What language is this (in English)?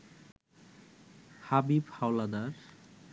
Bangla